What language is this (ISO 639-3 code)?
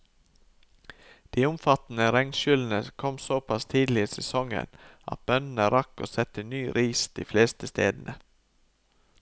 nor